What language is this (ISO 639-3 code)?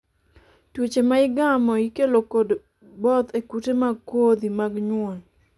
luo